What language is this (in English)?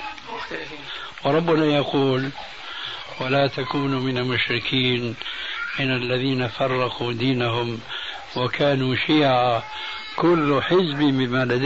Arabic